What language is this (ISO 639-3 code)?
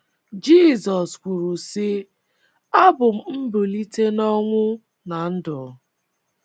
ibo